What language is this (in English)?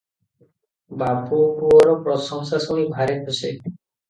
Odia